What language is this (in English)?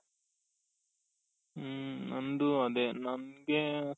Kannada